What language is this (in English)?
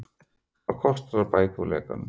Icelandic